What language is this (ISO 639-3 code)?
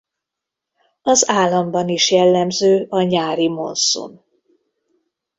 hun